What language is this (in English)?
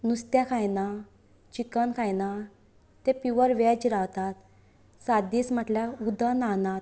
Konkani